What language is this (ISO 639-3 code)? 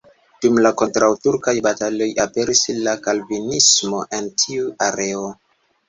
epo